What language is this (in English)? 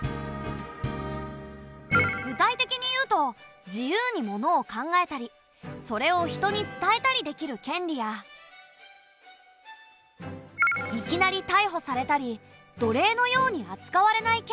Japanese